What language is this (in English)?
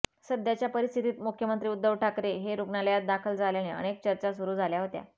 Marathi